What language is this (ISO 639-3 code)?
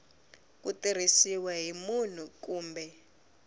tso